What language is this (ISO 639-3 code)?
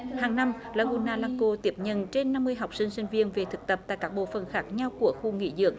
vie